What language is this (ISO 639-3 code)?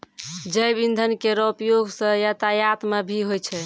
mai